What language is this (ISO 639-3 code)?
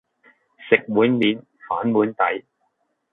yue